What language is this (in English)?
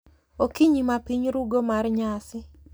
Luo (Kenya and Tanzania)